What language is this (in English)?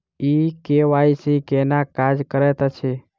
Maithili